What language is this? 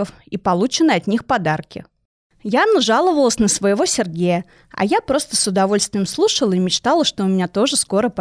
Russian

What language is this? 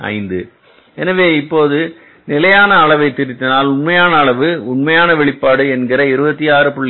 Tamil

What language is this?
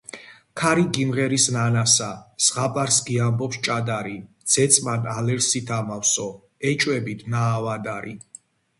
Georgian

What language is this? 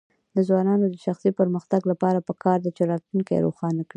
Pashto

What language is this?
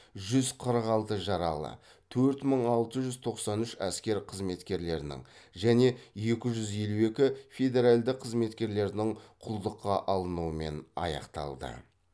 Kazakh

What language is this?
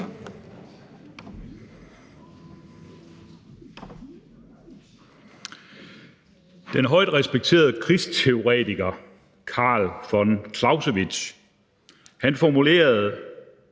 Danish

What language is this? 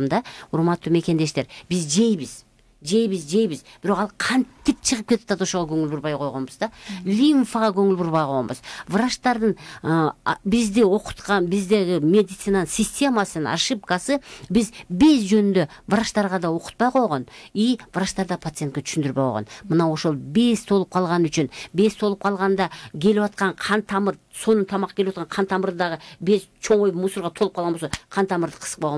Turkish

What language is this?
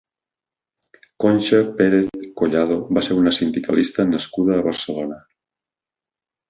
Catalan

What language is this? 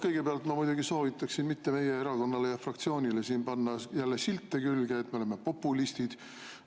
Estonian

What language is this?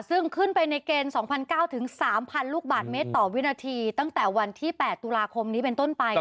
Thai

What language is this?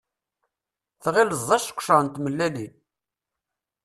Kabyle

